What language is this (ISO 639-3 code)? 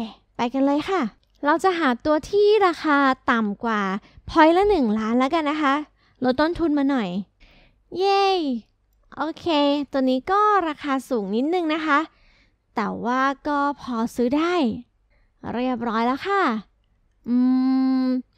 tha